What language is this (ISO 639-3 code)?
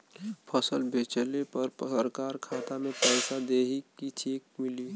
bho